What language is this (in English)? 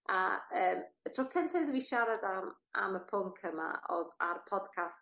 Welsh